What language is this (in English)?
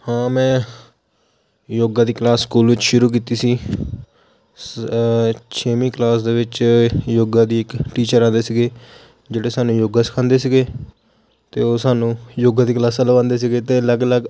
Punjabi